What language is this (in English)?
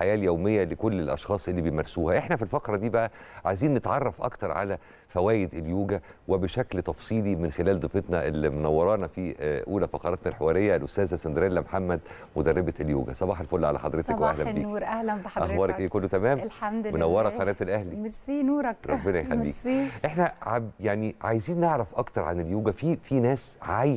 Arabic